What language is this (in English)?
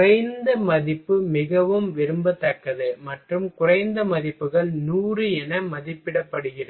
Tamil